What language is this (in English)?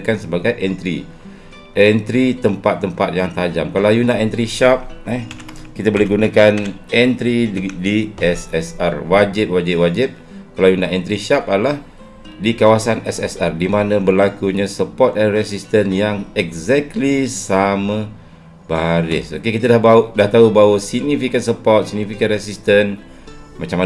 Malay